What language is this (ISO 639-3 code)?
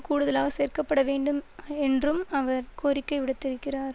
tam